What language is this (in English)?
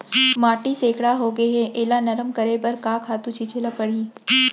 Chhattisgarhi